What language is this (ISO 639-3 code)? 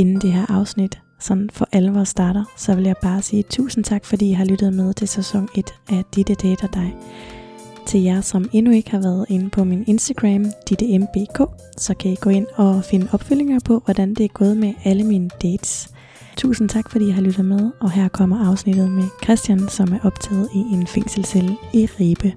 dan